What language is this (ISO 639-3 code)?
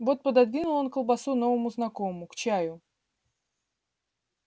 rus